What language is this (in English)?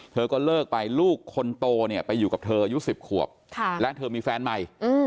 Thai